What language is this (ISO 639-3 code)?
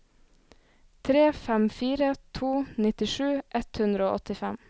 nor